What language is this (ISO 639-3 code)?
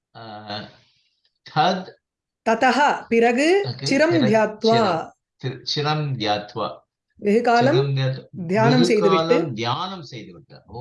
eng